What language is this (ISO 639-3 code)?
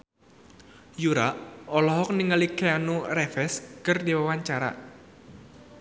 sun